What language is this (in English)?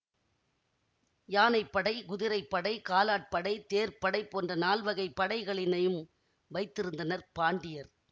Tamil